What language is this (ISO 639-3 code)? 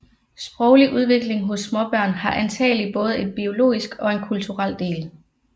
dan